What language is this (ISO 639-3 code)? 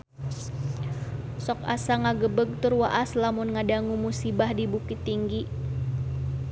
sun